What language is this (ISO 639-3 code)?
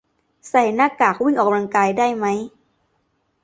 tha